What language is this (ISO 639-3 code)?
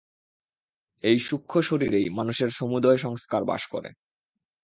ben